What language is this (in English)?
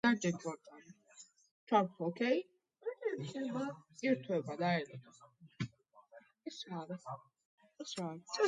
Georgian